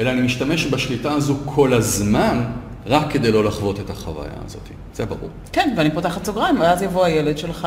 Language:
Hebrew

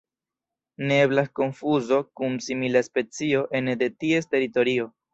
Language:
Esperanto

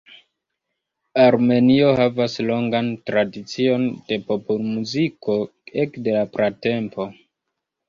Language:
Esperanto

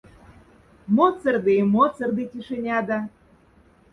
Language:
Moksha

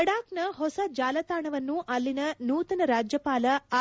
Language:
Kannada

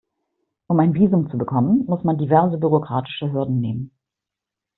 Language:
German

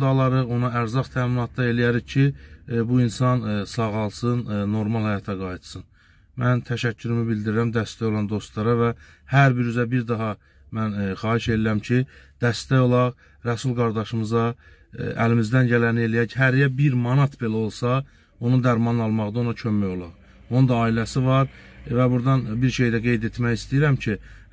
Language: Turkish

